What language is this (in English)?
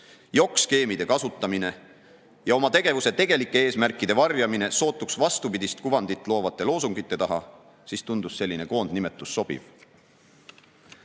Estonian